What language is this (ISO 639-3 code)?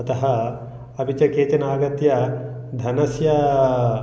san